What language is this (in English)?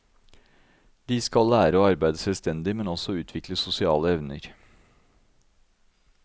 Norwegian